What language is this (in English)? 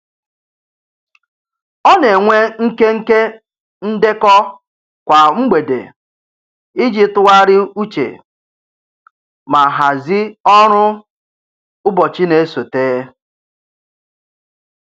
Igbo